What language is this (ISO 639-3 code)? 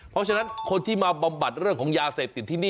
tha